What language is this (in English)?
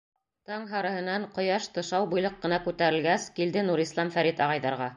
Bashkir